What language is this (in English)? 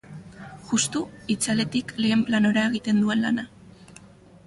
Basque